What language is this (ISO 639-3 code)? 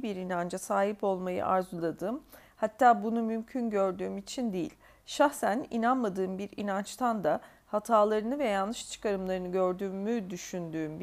tur